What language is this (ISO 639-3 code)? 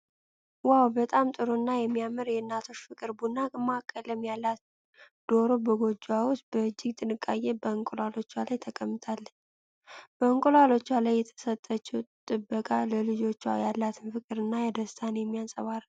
amh